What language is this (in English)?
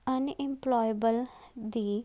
Punjabi